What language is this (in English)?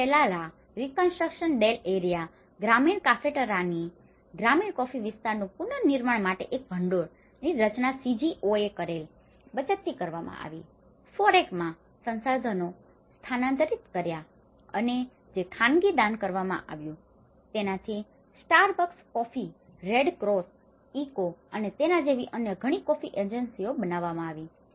Gujarati